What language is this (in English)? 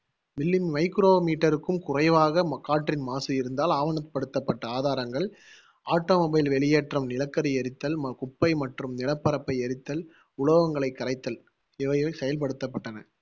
Tamil